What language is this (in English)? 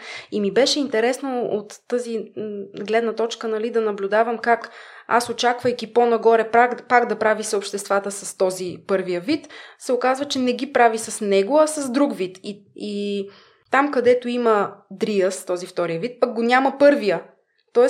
Bulgarian